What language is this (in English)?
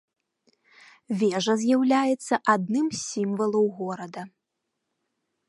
Belarusian